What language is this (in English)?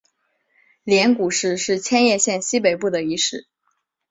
Chinese